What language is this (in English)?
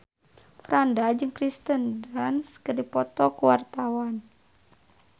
Sundanese